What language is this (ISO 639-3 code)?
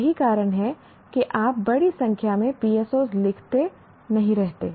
hin